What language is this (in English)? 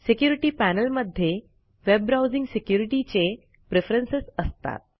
Marathi